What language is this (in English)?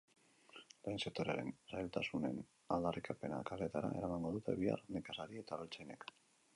Basque